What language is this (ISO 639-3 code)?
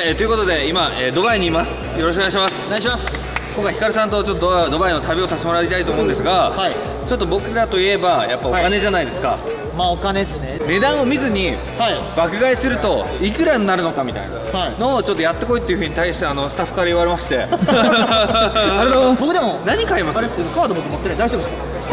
jpn